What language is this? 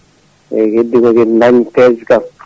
Fula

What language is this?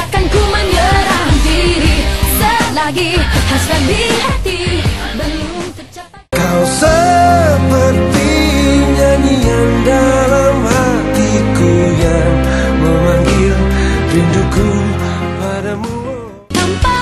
Indonesian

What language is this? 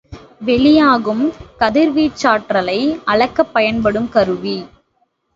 Tamil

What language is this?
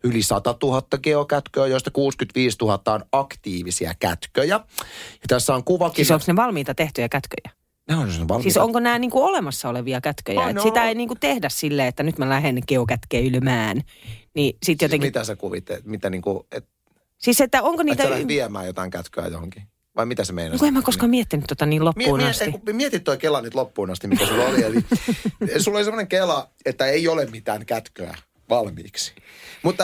Finnish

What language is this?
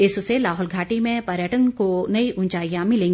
Hindi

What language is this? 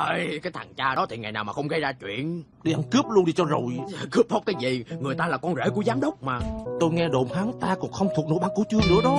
Vietnamese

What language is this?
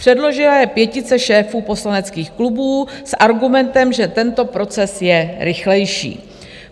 Czech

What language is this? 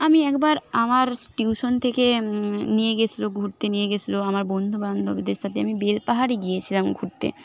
Bangla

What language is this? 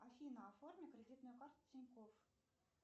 Russian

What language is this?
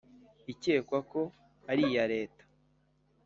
Kinyarwanda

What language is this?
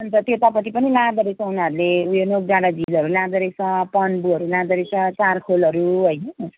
Nepali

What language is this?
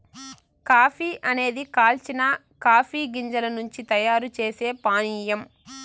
Telugu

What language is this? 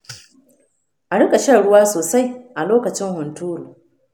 Hausa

